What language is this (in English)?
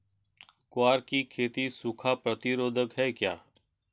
Hindi